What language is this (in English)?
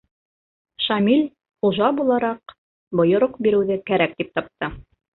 Bashkir